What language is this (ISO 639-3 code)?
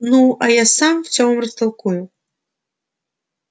rus